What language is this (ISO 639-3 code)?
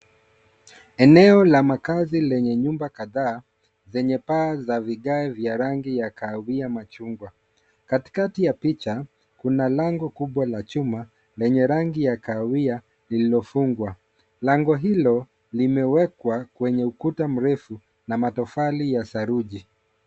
swa